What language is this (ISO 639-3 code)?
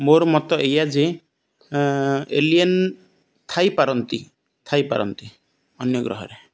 ori